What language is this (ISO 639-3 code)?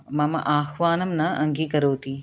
san